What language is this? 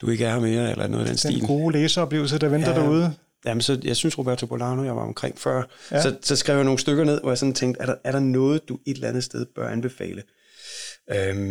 Danish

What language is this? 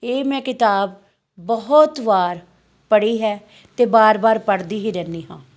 Punjabi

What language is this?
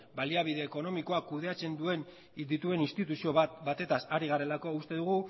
Basque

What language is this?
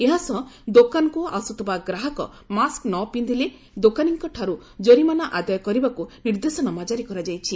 Odia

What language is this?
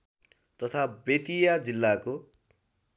Nepali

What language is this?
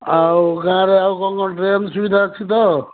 Odia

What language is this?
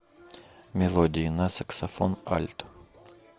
Russian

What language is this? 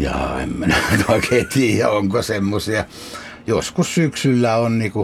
Finnish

